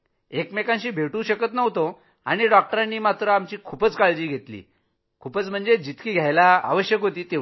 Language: Marathi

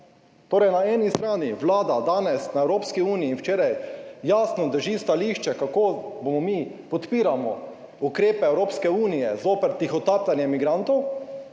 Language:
Slovenian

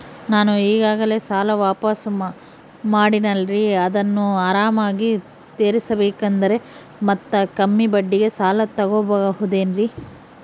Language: Kannada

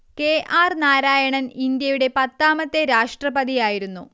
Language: Malayalam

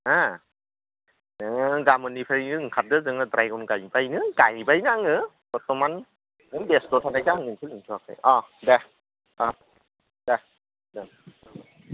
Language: Bodo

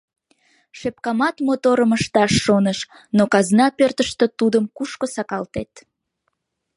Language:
Mari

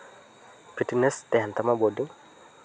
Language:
Santali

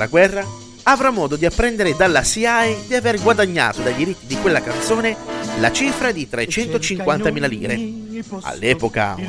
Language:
Italian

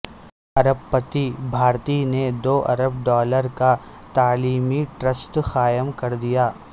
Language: Urdu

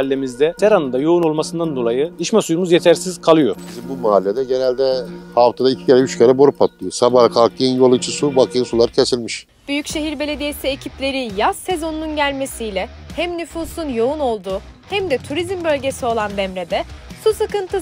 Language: Turkish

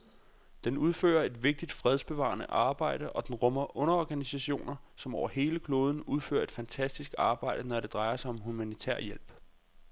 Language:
Danish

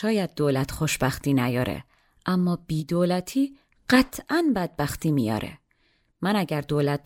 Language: Persian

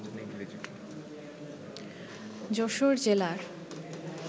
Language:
Bangla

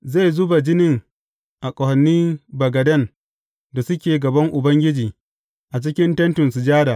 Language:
Hausa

